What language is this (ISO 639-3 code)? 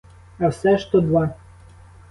ukr